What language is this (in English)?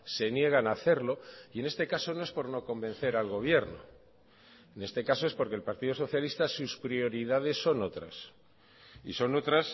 Spanish